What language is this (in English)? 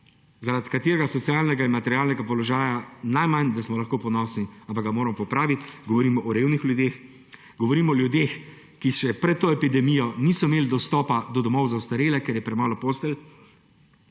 Slovenian